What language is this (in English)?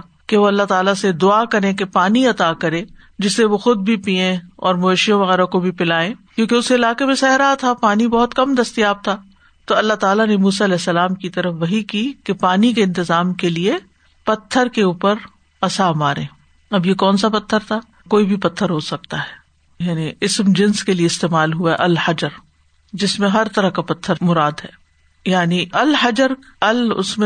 Urdu